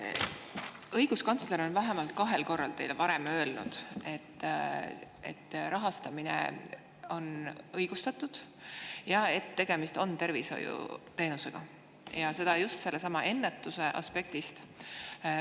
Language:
Estonian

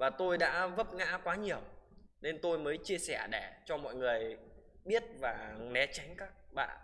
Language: Vietnamese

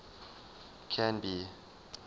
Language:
English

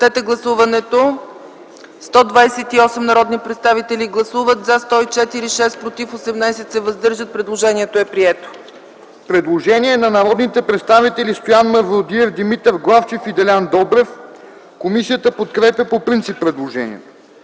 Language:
Bulgarian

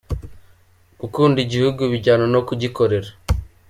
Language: Kinyarwanda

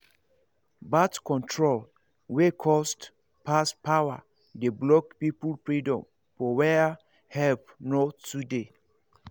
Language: Nigerian Pidgin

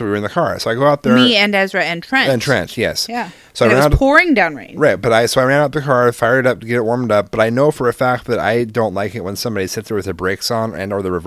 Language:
English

